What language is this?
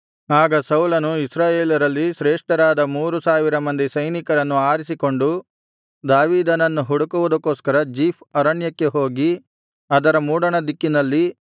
Kannada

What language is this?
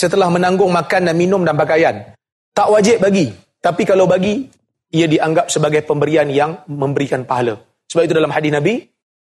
Malay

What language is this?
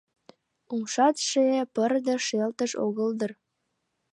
Mari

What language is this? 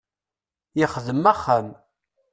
Kabyle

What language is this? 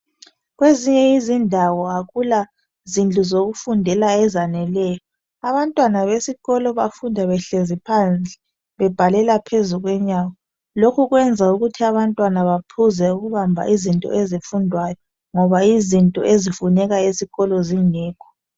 North Ndebele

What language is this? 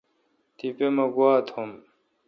Kalkoti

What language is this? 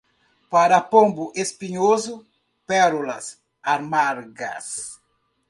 Portuguese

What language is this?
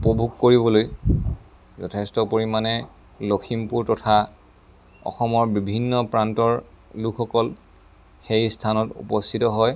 Assamese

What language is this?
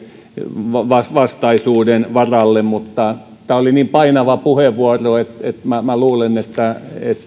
Finnish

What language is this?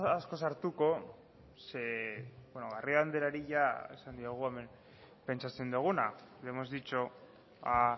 Basque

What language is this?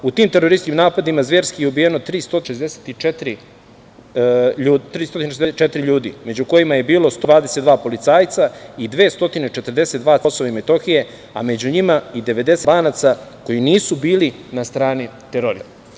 Serbian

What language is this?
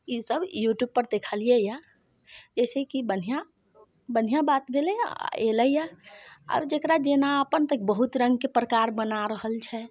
Maithili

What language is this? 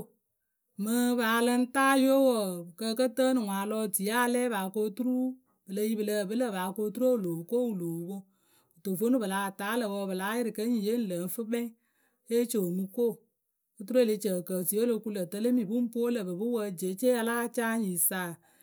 Akebu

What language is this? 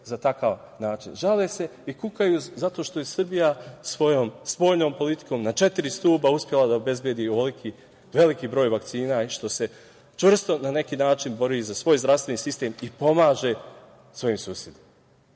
Serbian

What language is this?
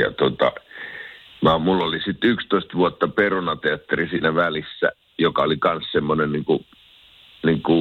Finnish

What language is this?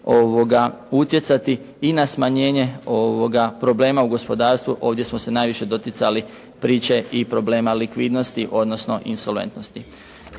Croatian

